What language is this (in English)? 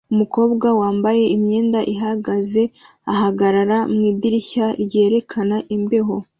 Kinyarwanda